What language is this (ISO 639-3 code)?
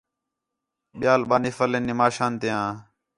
xhe